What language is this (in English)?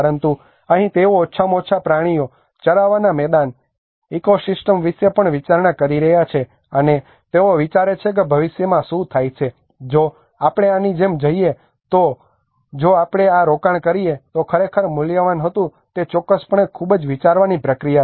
Gujarati